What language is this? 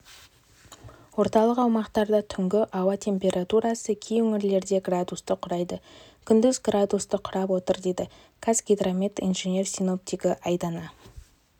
Kazakh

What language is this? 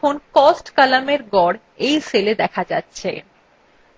Bangla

